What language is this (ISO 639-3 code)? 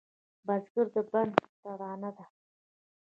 pus